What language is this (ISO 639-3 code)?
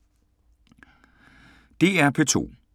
dan